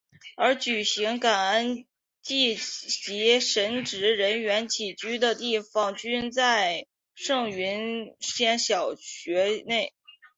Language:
Chinese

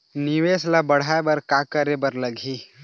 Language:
Chhattisgarhi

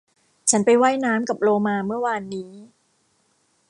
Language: Thai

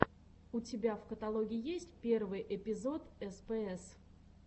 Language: Russian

